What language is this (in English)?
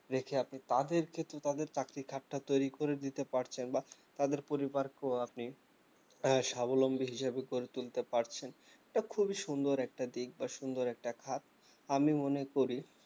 Bangla